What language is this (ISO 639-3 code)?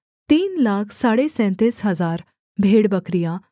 hin